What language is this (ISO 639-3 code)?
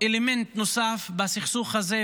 heb